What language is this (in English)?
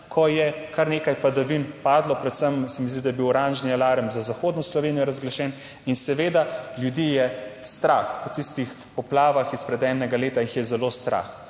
Slovenian